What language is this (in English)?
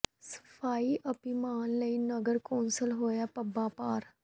Punjabi